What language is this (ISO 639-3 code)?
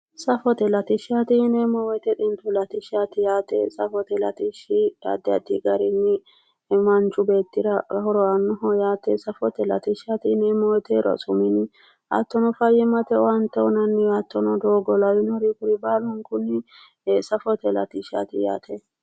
sid